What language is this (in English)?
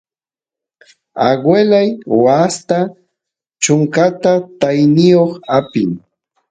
Santiago del Estero Quichua